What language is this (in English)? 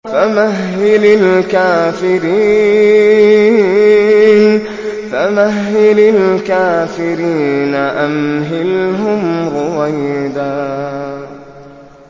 Arabic